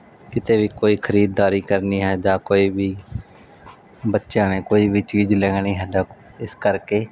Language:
Punjabi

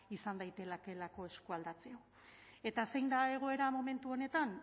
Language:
Basque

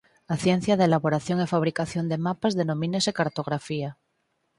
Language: Galician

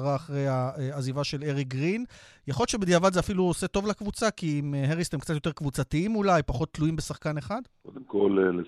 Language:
Hebrew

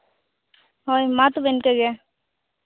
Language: Santali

